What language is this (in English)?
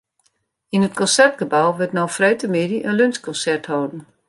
Western Frisian